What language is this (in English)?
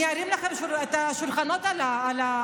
Hebrew